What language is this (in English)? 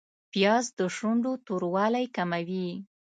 Pashto